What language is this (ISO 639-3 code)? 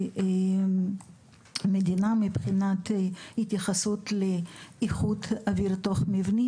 heb